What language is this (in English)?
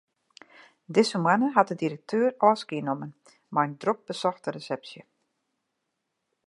Western Frisian